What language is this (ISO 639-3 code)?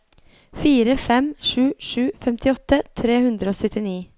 nor